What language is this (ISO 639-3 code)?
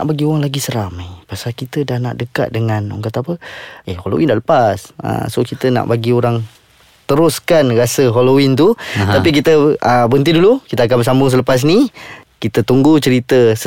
msa